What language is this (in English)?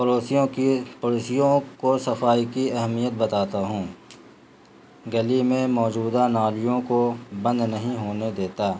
Urdu